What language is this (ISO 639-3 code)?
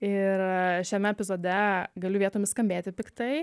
lit